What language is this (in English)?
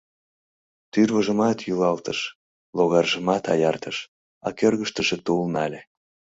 Mari